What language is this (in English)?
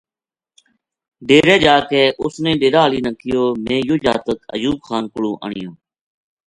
Gujari